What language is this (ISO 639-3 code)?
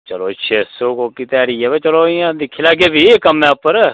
doi